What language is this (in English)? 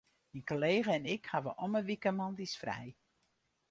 Western Frisian